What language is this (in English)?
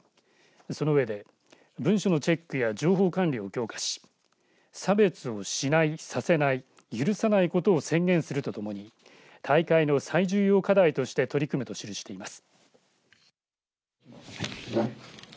Japanese